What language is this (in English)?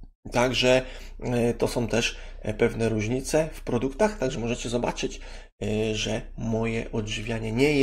Polish